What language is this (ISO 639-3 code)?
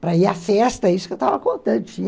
por